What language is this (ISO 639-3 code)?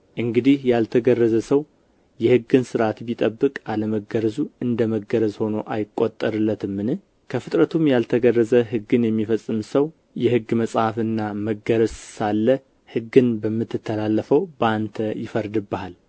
amh